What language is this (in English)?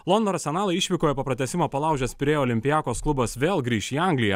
Lithuanian